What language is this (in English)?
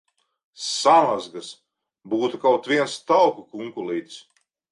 Latvian